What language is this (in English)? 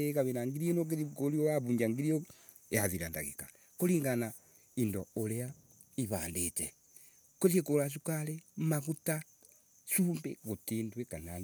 Embu